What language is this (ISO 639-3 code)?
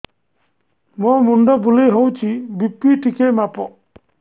ori